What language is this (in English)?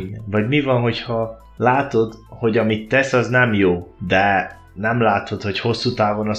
Hungarian